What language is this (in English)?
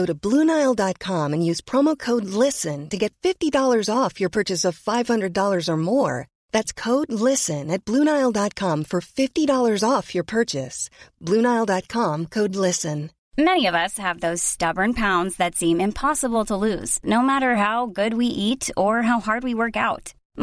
Swedish